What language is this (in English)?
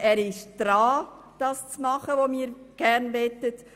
Swiss German